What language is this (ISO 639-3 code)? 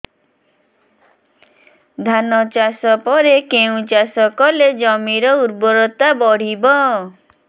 ori